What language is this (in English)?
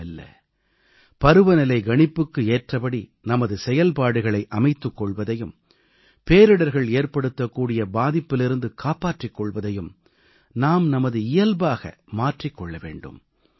Tamil